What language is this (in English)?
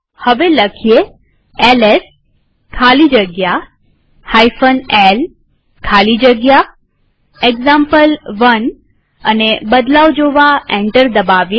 Gujarati